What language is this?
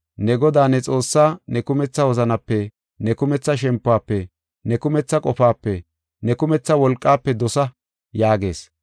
Gofa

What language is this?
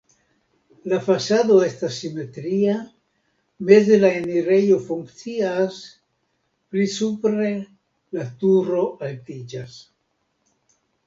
Esperanto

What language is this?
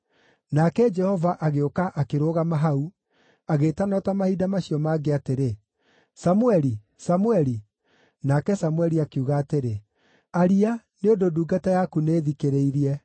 Kikuyu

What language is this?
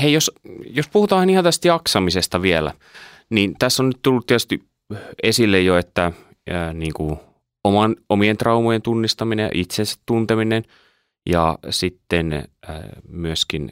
Finnish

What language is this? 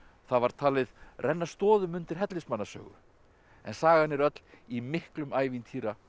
Icelandic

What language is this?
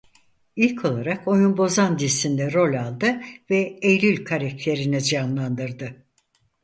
Turkish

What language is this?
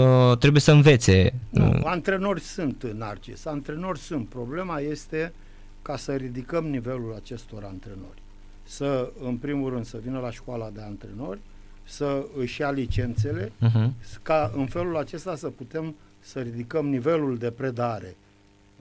Romanian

